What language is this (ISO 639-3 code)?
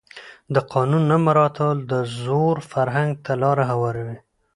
pus